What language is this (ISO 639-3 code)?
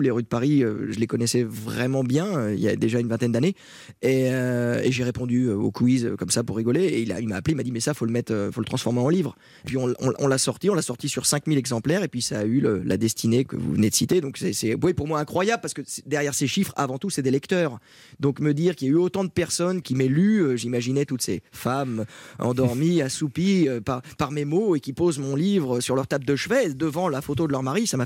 fra